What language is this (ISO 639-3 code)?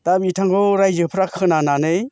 brx